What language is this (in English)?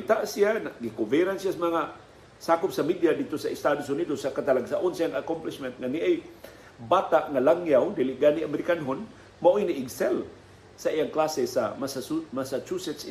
Filipino